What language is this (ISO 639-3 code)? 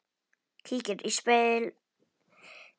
isl